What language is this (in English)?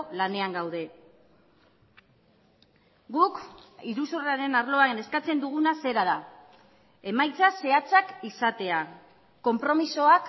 Basque